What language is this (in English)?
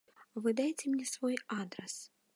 Belarusian